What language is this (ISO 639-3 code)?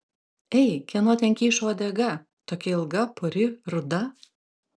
lit